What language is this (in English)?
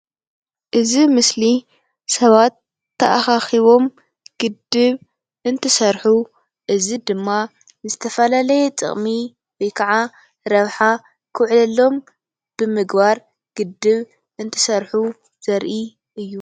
Tigrinya